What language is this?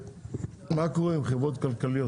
Hebrew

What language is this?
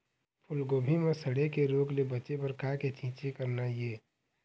Chhattisgarhi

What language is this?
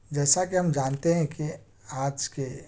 Urdu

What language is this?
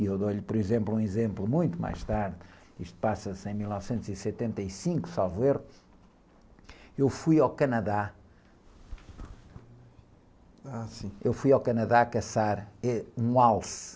Portuguese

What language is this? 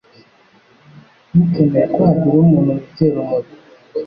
Kinyarwanda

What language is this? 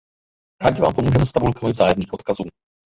Czech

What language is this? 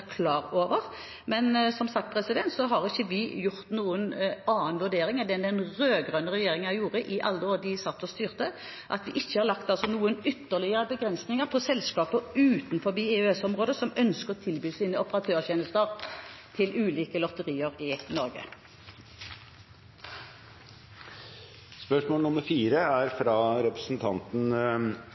Norwegian Bokmål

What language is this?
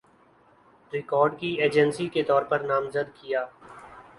Urdu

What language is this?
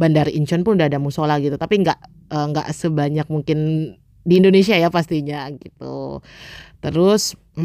Indonesian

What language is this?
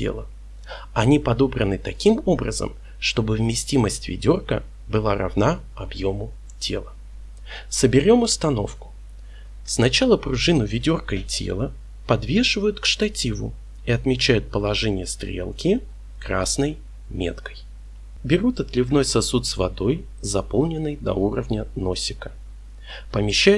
Russian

